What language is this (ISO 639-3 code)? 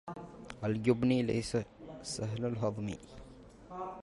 ara